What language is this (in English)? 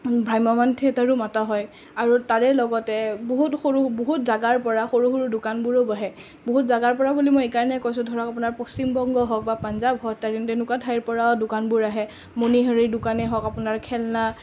Assamese